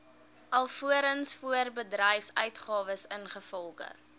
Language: Afrikaans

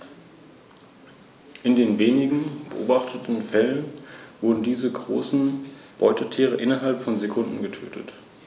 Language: German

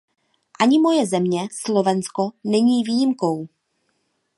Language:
Czech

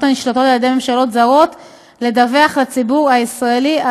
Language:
Hebrew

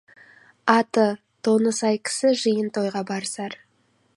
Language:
Kazakh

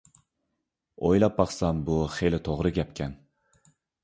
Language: Uyghur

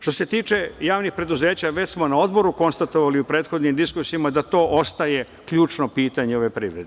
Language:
Serbian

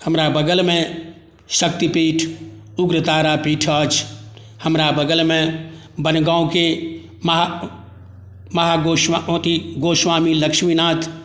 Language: Maithili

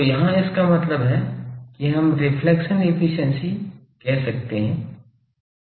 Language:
Hindi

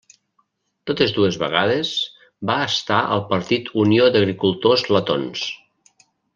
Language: Catalan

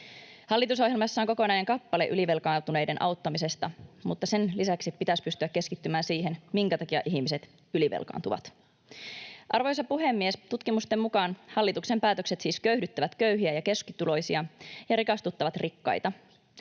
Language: Finnish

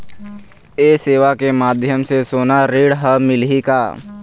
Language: Chhattisgarhi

